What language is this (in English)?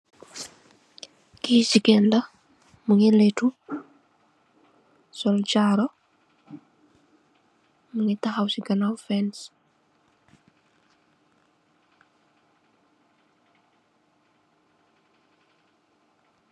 Wolof